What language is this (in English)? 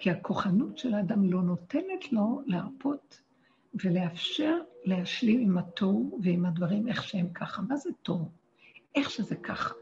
Hebrew